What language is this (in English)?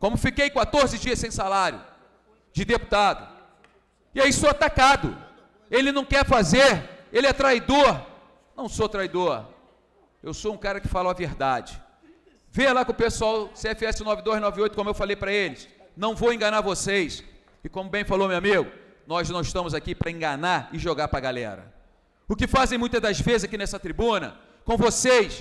Portuguese